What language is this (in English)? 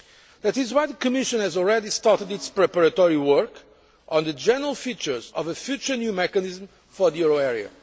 English